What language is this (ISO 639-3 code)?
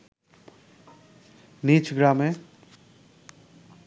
ben